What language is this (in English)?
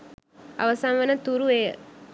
Sinhala